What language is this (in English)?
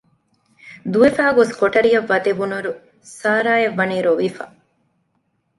Divehi